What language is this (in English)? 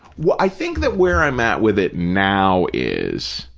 English